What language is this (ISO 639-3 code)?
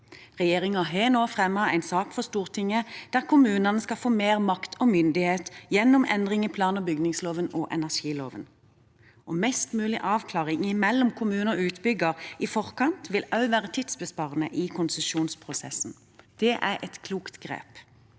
nor